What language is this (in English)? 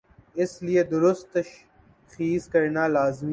Urdu